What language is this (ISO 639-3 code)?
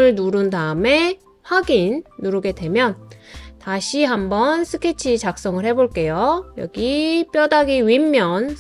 kor